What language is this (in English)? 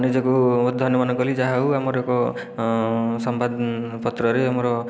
Odia